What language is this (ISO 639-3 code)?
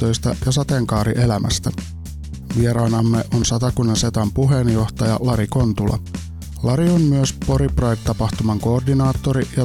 fin